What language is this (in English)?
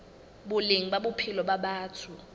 Southern Sotho